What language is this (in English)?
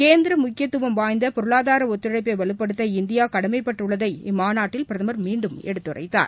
Tamil